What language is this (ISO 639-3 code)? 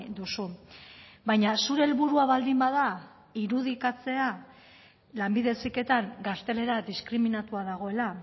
eus